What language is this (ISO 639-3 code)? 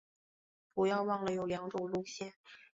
zho